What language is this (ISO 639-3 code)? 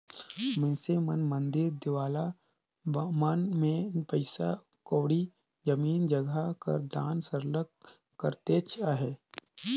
hne